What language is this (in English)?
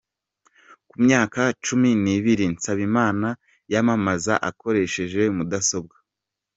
Kinyarwanda